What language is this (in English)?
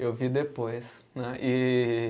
Portuguese